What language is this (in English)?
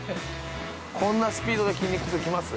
Japanese